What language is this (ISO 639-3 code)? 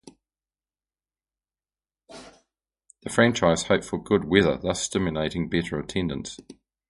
eng